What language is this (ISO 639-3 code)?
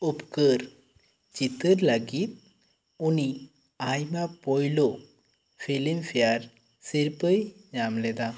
sat